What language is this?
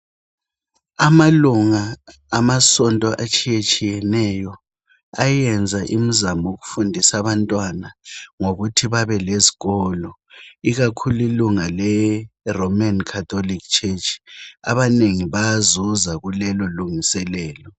North Ndebele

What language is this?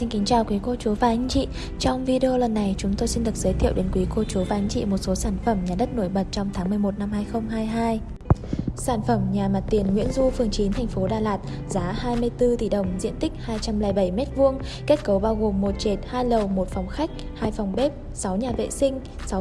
Vietnamese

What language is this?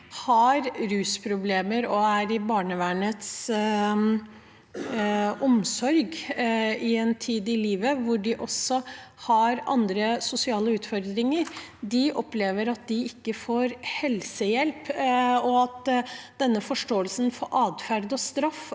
Norwegian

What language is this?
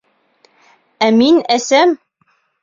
Bashkir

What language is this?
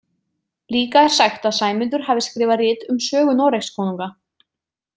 Icelandic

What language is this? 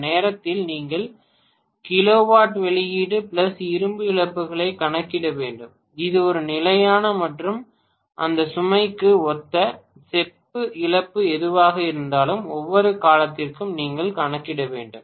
Tamil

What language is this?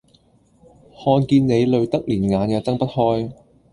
Cantonese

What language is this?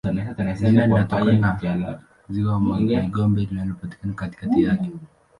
Swahili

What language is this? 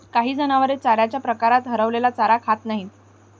Marathi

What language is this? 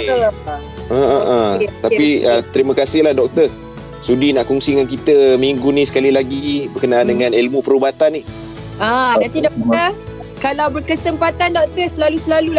Malay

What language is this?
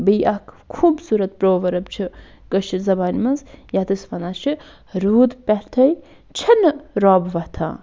Kashmiri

